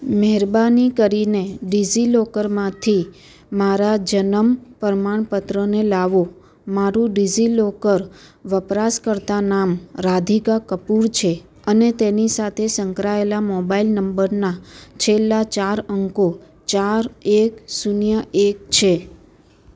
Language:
Gujarati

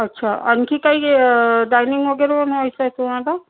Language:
Marathi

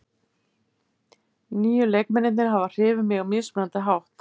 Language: Icelandic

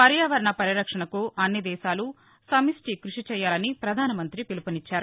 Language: Telugu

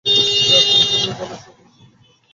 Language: Bangla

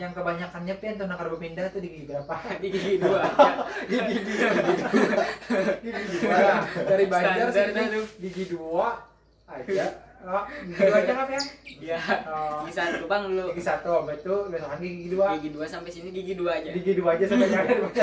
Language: Indonesian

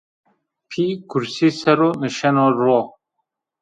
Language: Zaza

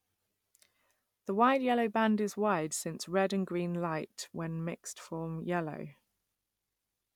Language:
English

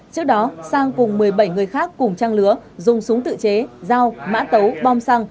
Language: Vietnamese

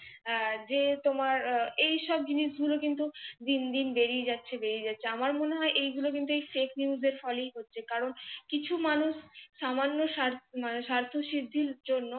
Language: Bangla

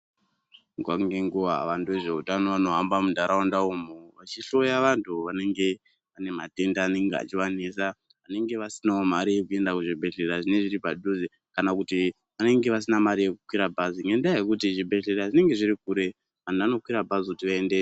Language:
Ndau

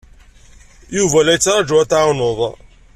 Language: Kabyle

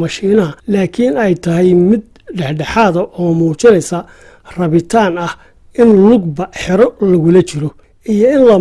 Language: Somali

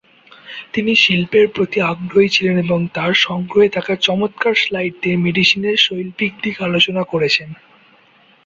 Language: Bangla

